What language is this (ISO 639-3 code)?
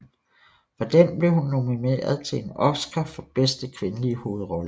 dan